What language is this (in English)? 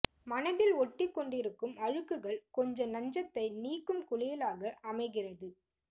Tamil